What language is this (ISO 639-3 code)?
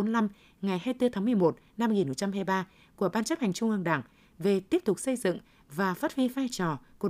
vie